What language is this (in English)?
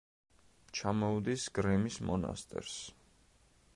Georgian